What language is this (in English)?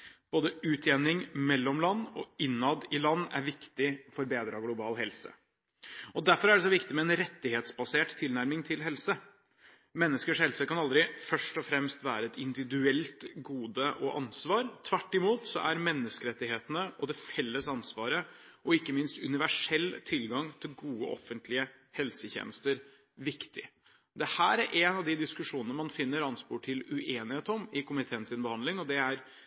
Norwegian Bokmål